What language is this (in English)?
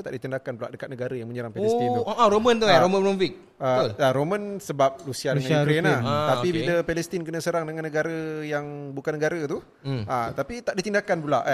Malay